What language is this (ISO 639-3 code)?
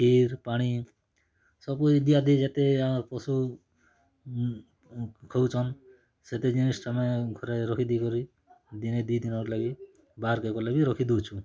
ori